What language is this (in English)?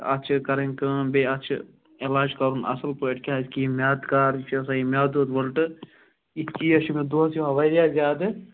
Kashmiri